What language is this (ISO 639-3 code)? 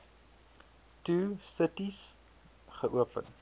afr